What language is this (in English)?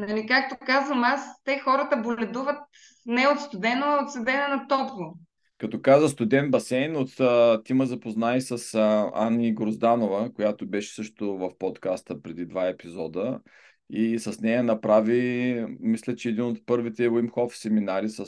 Bulgarian